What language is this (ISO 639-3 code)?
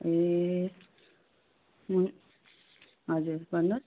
nep